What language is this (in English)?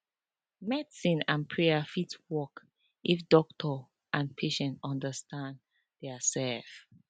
Nigerian Pidgin